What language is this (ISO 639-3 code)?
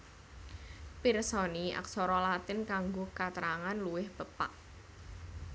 jav